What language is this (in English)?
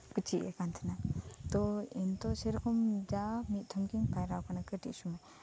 Santali